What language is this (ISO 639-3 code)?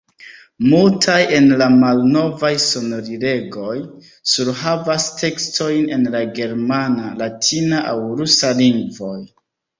epo